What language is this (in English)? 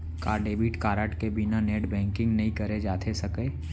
Chhattisgarhi